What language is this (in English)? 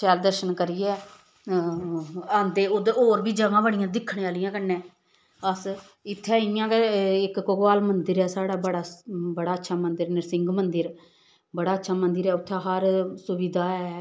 Dogri